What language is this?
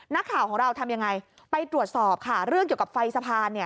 Thai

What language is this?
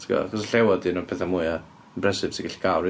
Welsh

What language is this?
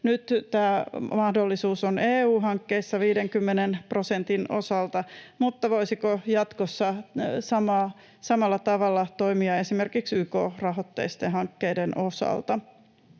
Finnish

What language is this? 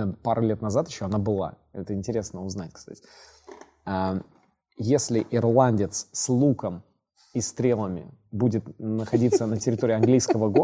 Russian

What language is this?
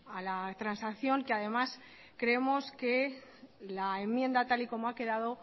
Spanish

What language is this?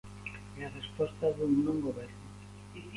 Galician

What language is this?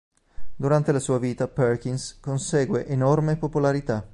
Italian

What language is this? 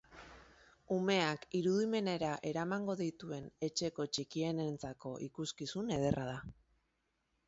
Basque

